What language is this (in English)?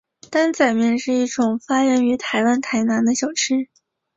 Chinese